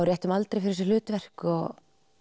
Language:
Icelandic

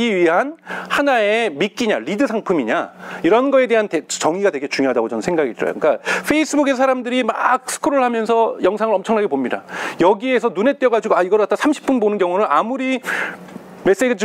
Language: Korean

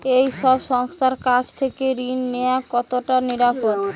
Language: Bangla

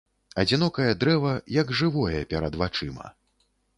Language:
Belarusian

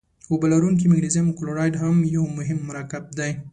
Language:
Pashto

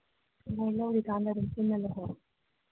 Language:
Manipuri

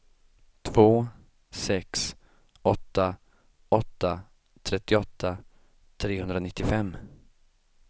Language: Swedish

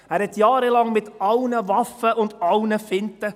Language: Swiss German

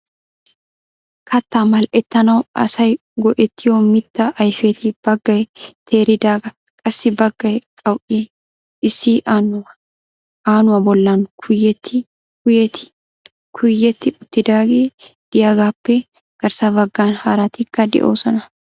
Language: Wolaytta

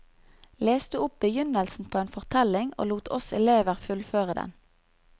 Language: Norwegian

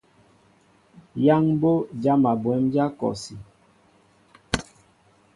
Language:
Mbo (Cameroon)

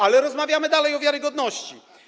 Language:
Polish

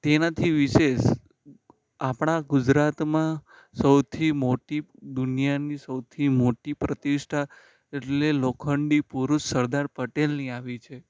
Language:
Gujarati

